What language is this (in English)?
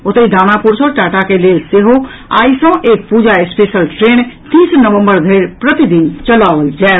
Maithili